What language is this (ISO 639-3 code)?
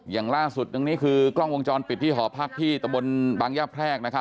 tha